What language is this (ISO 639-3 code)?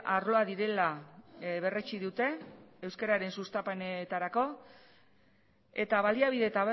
eus